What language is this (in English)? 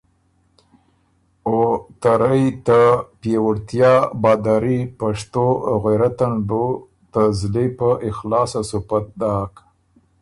Ormuri